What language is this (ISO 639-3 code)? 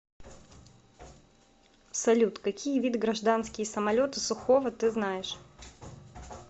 rus